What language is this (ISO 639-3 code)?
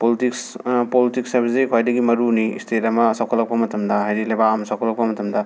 mni